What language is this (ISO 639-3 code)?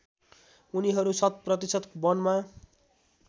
nep